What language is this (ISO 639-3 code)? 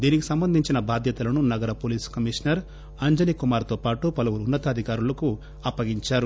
tel